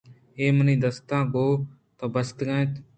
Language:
Eastern Balochi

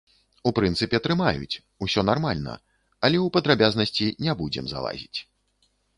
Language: Belarusian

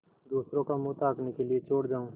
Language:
Hindi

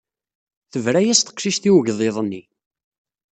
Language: Kabyle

